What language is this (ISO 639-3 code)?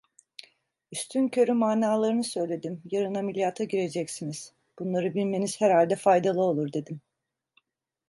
tur